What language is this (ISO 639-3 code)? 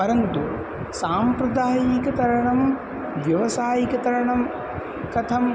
san